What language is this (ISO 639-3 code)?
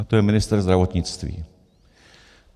ces